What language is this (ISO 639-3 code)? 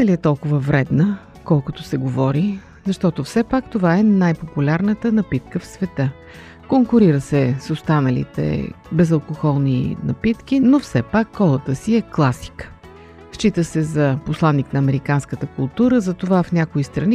bul